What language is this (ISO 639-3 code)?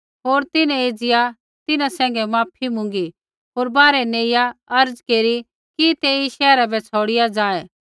kfx